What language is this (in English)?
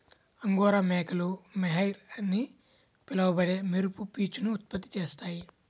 Telugu